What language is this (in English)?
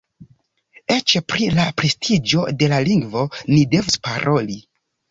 Esperanto